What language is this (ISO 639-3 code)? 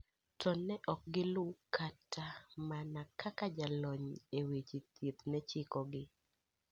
luo